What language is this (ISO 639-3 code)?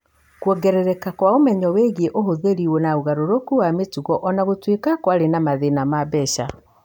kik